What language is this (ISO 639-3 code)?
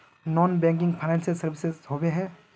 mag